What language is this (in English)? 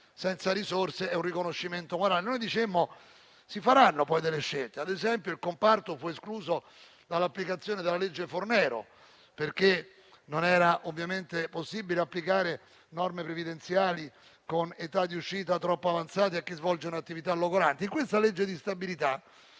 Italian